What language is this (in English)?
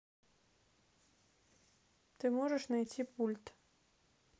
Russian